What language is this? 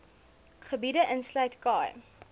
Afrikaans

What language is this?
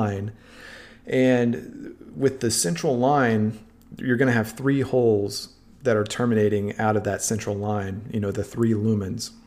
English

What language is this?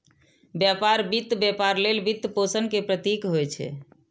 Maithili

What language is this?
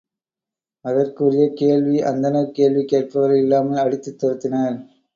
Tamil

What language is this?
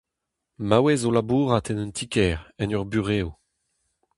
Breton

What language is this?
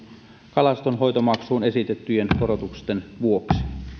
Finnish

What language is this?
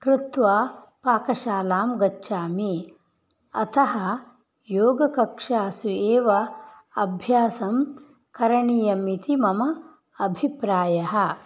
Sanskrit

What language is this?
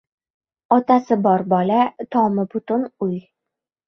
Uzbek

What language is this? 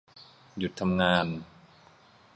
Thai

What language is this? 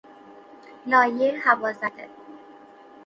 Persian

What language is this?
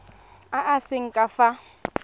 Tswana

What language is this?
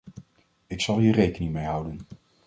Dutch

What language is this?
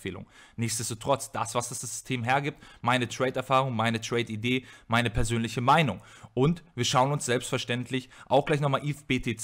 German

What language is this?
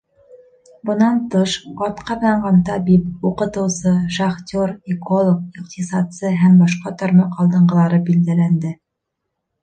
Bashkir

